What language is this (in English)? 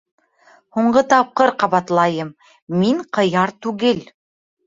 Bashkir